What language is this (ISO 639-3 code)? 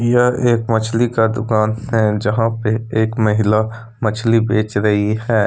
hin